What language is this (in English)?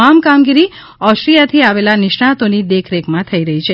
Gujarati